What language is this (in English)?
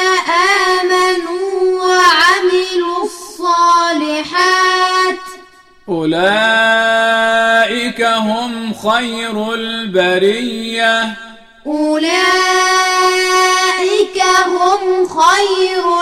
Arabic